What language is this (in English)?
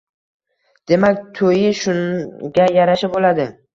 Uzbek